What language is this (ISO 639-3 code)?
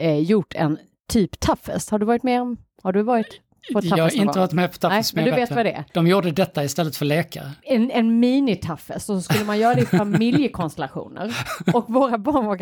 swe